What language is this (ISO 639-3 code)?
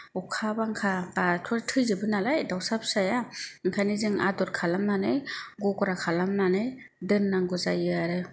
brx